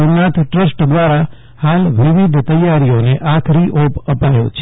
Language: Gujarati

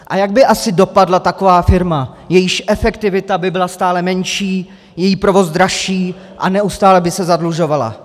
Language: Czech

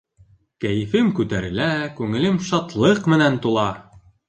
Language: Bashkir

